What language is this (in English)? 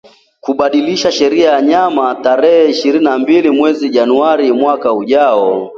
Swahili